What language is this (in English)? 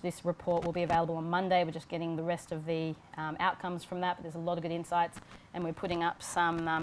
English